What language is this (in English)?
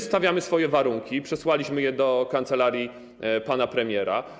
Polish